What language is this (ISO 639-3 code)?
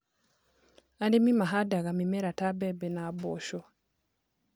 kik